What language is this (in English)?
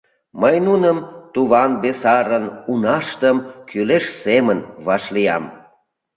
Mari